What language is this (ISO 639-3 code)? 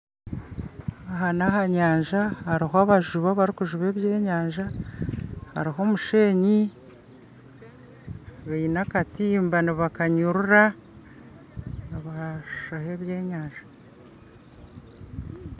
nyn